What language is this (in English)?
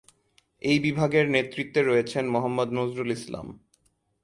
Bangla